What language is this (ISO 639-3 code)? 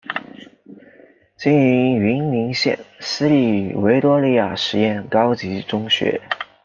zho